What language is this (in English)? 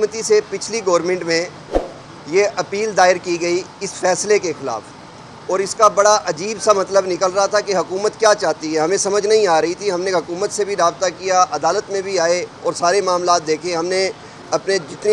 Urdu